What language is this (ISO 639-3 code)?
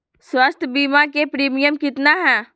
mag